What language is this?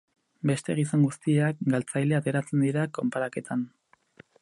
Basque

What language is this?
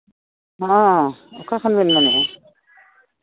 Santali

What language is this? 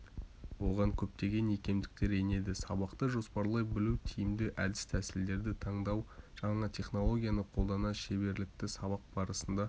Kazakh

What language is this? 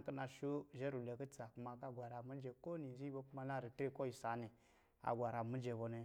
Lijili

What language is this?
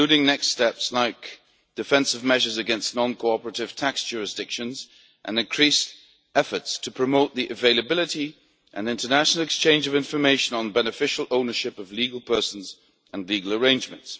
English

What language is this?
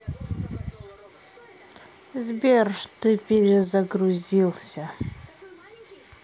Russian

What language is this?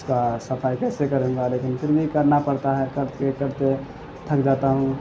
Urdu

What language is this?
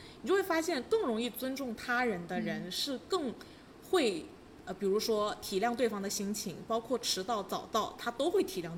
Chinese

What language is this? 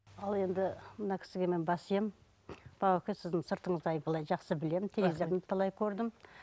Kazakh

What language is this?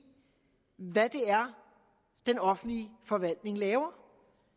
Danish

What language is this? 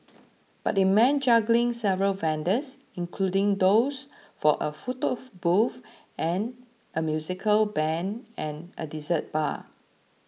English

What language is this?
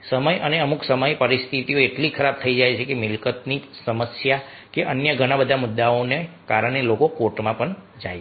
Gujarati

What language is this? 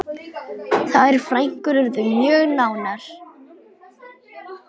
Icelandic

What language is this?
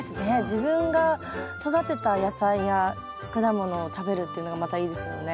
Japanese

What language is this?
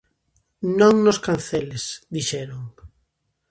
Galician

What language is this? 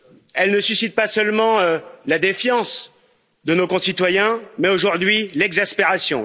French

